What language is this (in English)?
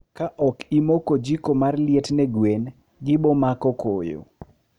Luo (Kenya and Tanzania)